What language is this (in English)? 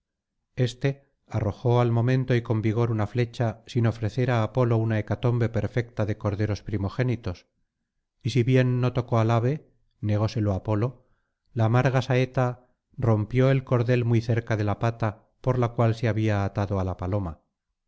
Spanish